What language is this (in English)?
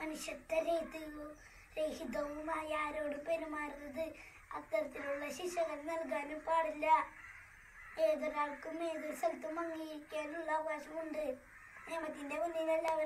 Hindi